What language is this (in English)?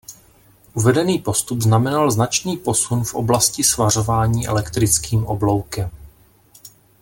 Czech